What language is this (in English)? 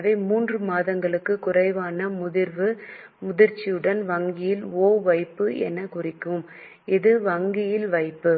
Tamil